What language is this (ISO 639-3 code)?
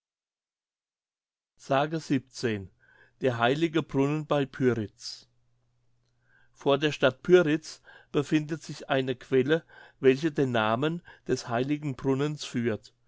deu